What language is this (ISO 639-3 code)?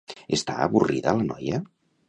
cat